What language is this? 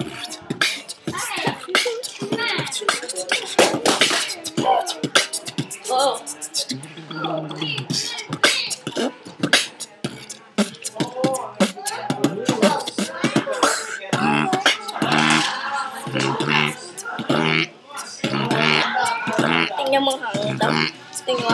Korean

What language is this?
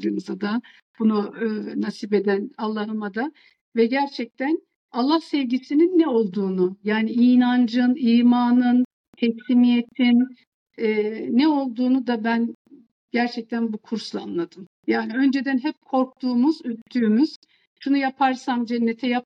Turkish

